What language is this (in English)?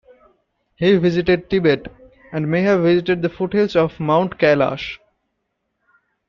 English